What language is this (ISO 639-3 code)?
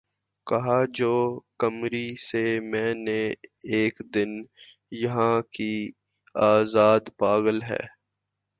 urd